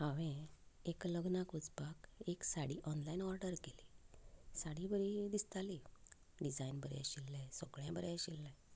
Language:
Konkani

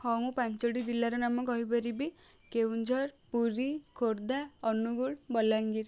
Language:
Odia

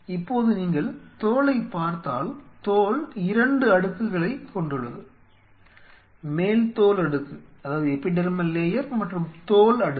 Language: Tamil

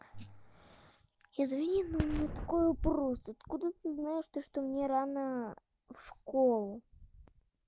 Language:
Russian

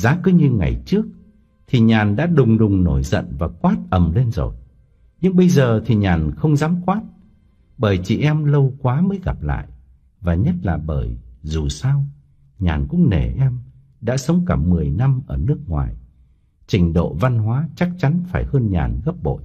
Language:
Vietnamese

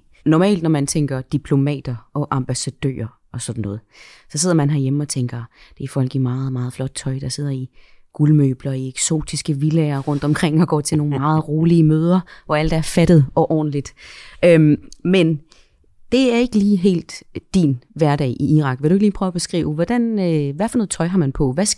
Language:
Danish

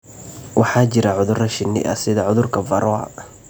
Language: Somali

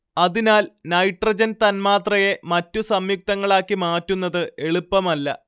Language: Malayalam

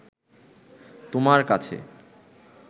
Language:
Bangla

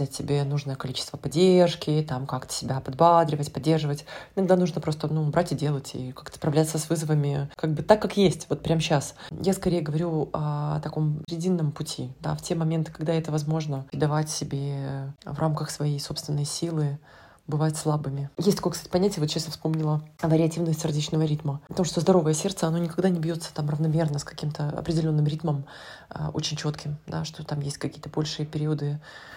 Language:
Russian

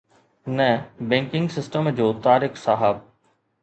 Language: Sindhi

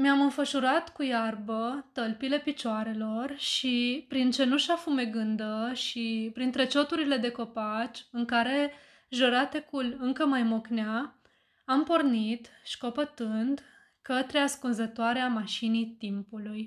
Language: Romanian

